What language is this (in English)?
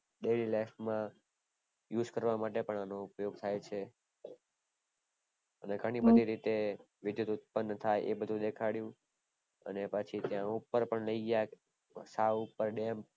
Gujarati